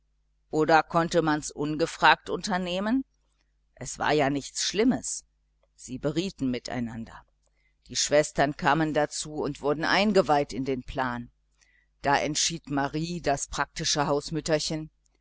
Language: German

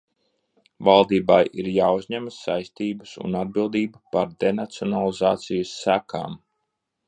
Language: Latvian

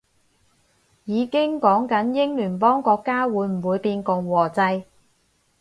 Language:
Cantonese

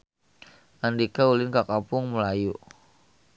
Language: Sundanese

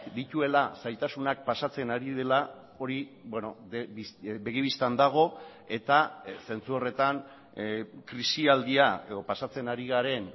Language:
Basque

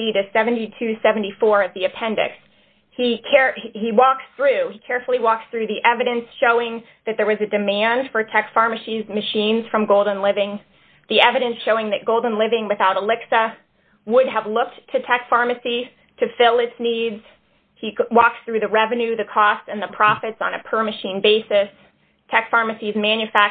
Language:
English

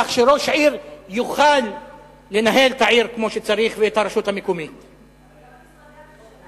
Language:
Hebrew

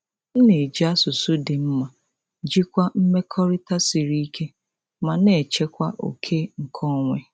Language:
Igbo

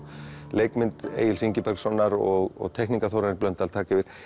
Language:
Icelandic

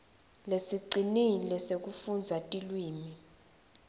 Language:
Swati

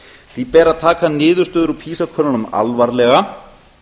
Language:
Icelandic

